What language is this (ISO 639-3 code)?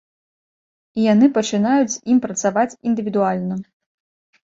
bel